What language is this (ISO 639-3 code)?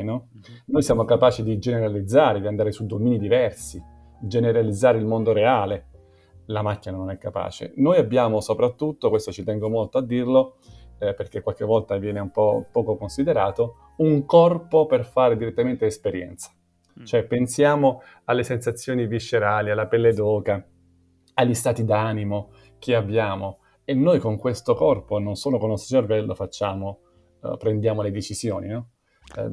ita